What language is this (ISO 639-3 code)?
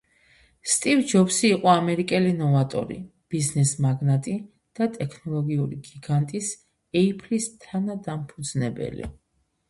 kat